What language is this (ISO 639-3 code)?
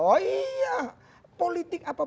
ind